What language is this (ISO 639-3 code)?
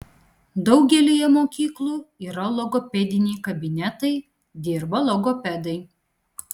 lit